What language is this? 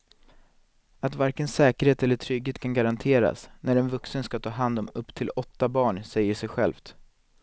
Swedish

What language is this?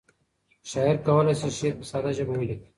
Pashto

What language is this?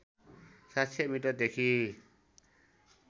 Nepali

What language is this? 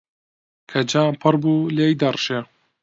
Central Kurdish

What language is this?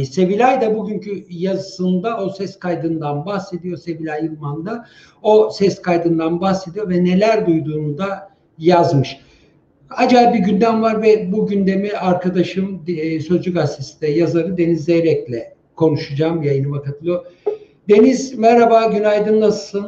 Turkish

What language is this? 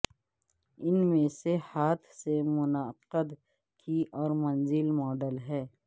Urdu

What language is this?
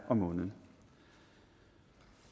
Danish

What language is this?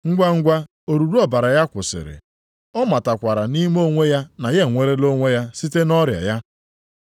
Igbo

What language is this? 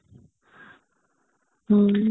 Odia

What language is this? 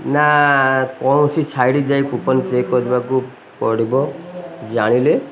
Odia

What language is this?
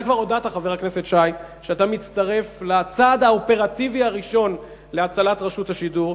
Hebrew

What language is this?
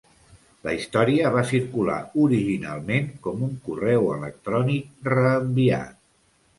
Catalan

